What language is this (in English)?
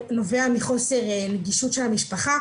Hebrew